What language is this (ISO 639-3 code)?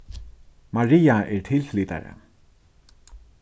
fao